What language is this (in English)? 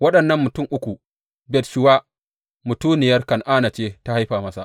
Hausa